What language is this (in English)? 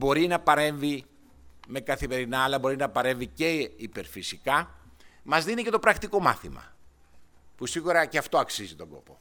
Greek